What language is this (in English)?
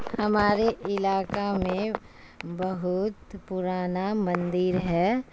Urdu